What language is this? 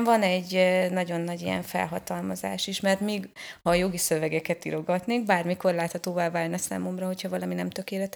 Hungarian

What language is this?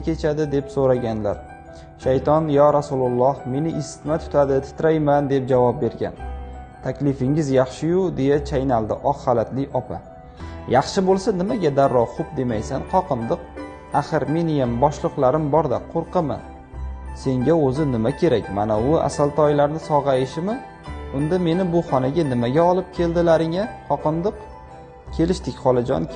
Turkish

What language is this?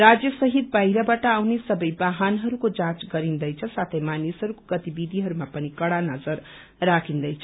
Nepali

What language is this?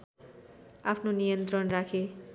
Nepali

